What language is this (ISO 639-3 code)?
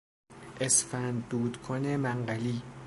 fas